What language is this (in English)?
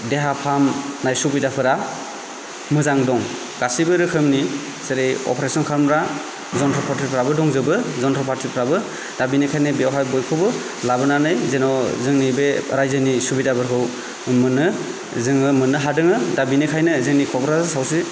Bodo